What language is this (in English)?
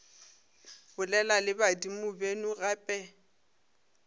Northern Sotho